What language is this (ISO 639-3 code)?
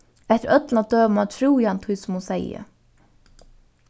fao